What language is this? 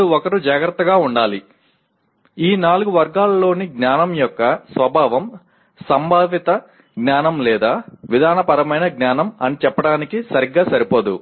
Telugu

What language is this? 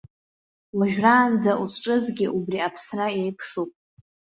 Abkhazian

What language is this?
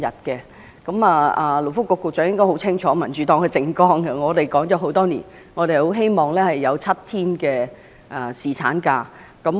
Cantonese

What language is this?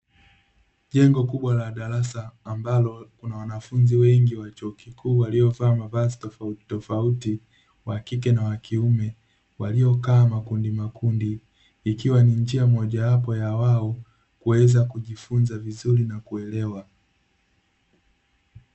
Swahili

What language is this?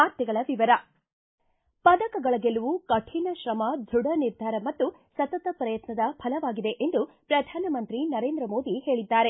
Kannada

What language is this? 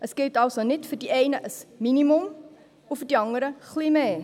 Swiss German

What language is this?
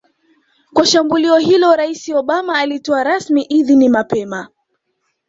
Swahili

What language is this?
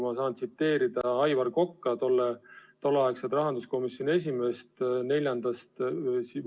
Estonian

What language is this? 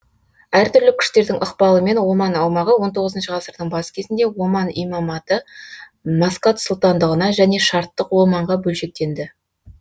Kazakh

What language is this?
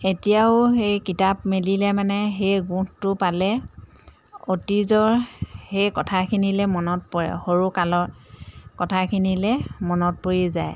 Assamese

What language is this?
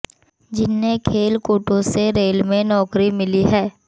Hindi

